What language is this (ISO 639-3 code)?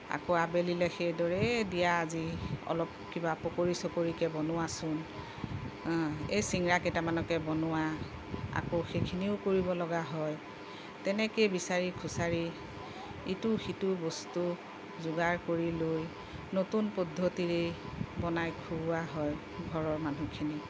asm